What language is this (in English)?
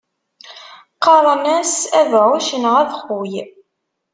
Kabyle